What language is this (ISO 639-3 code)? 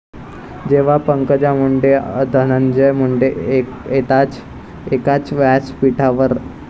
mar